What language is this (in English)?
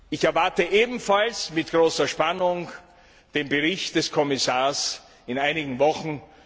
German